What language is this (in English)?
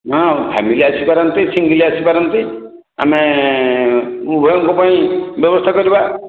Odia